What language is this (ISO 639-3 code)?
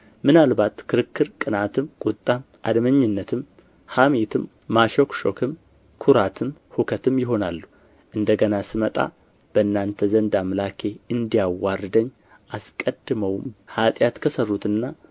amh